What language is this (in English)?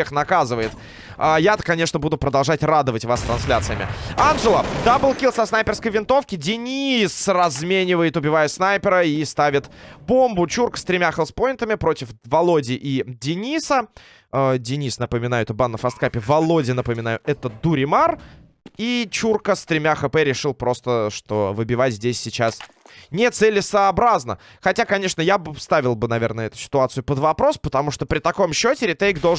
Russian